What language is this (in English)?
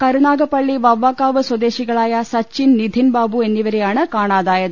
Malayalam